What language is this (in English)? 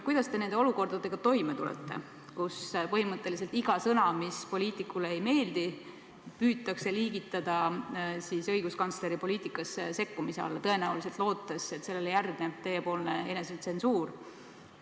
Estonian